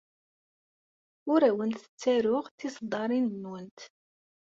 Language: Kabyle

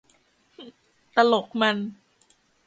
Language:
Thai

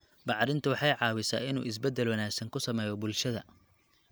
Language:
Somali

